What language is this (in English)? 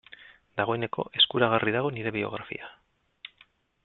Basque